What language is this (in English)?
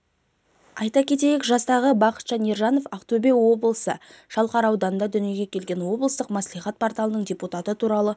Kazakh